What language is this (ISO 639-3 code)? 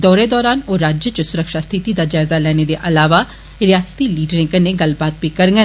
doi